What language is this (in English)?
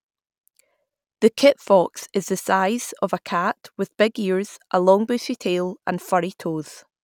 English